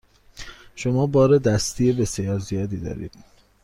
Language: Persian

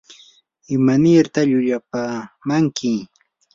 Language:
Yanahuanca Pasco Quechua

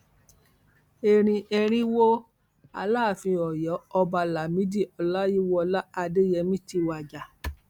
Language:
Yoruba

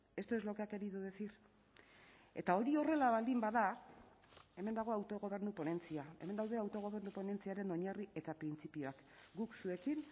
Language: Basque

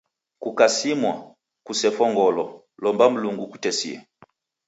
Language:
Taita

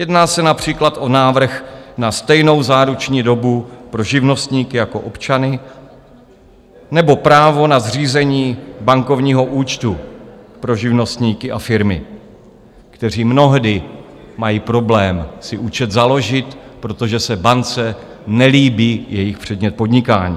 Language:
Czech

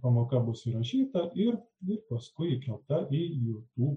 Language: Lithuanian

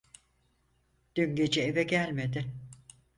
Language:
Turkish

